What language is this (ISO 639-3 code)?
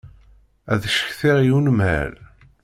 kab